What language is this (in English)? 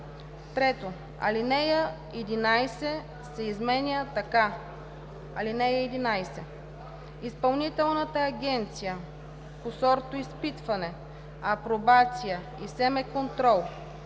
Bulgarian